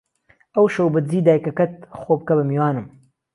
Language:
Central Kurdish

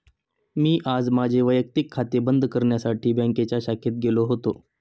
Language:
Marathi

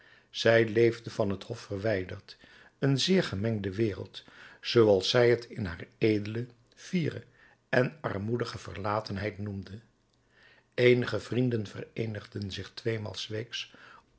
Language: Dutch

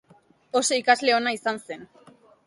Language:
Basque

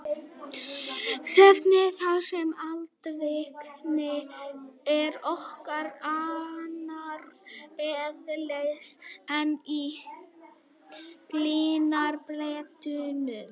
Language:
Icelandic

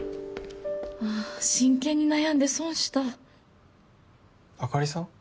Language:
Japanese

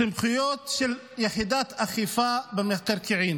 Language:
Hebrew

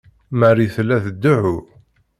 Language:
Kabyle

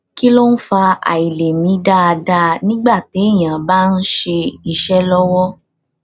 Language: Yoruba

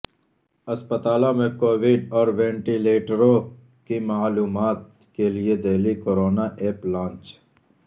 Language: Urdu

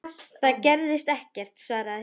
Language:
Icelandic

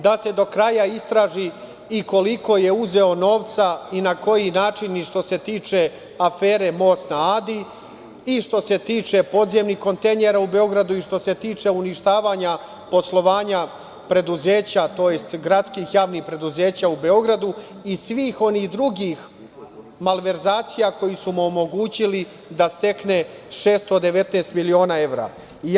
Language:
Serbian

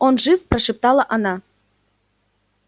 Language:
Russian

